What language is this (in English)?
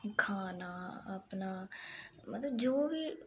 Dogri